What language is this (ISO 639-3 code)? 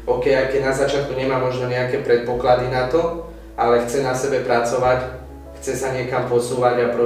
slk